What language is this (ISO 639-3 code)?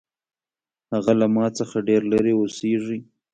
pus